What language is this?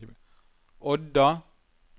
Norwegian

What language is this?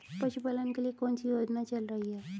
Hindi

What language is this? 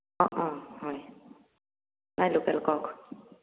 Assamese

